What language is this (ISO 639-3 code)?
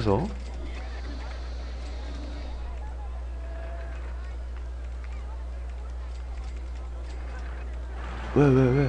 kor